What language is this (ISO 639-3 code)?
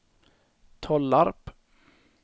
swe